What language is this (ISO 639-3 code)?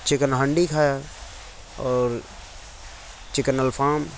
urd